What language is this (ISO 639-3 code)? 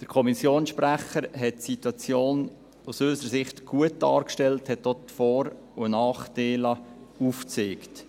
gsw